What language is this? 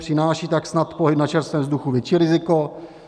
Czech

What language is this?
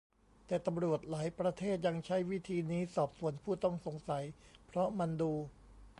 Thai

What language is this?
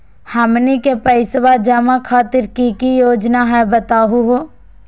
Magahi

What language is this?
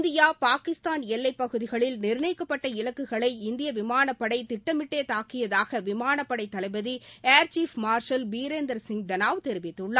Tamil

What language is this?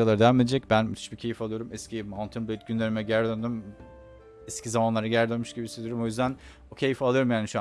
Turkish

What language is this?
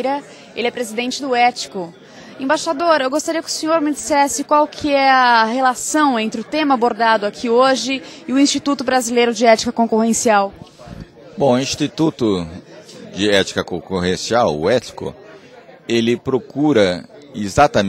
Portuguese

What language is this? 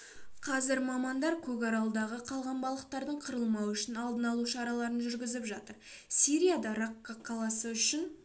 Kazakh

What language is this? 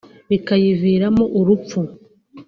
Kinyarwanda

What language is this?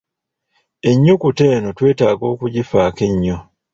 Ganda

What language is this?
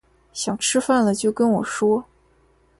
Chinese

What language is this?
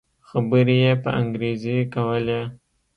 Pashto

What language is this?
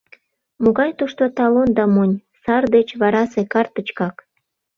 Mari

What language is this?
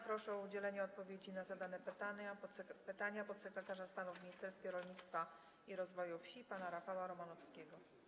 Polish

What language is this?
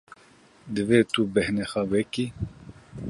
Kurdish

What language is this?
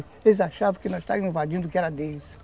Portuguese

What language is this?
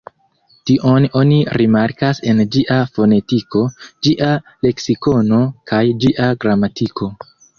Esperanto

